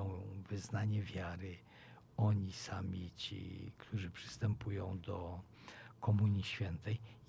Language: Polish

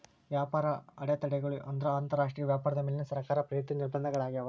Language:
Kannada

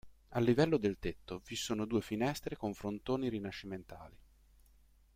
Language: Italian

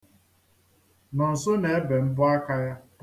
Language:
Igbo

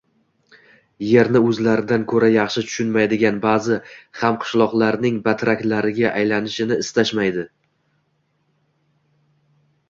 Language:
Uzbek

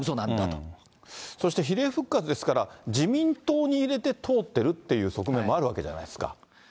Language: Japanese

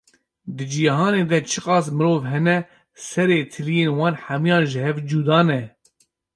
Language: Kurdish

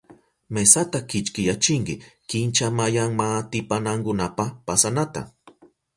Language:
Southern Pastaza Quechua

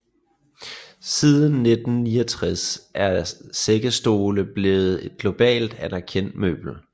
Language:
Danish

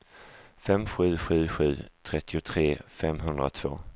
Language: Swedish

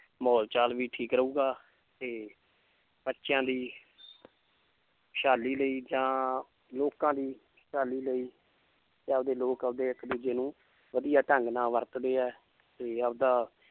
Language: Punjabi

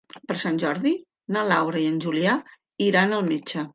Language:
Catalan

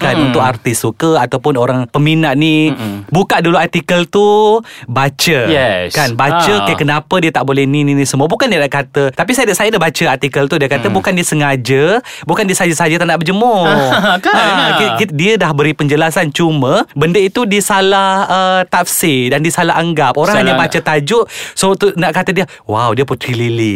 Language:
Malay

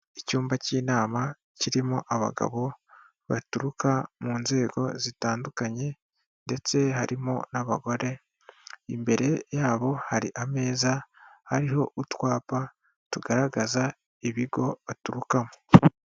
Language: Kinyarwanda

